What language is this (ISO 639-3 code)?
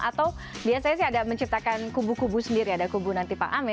ind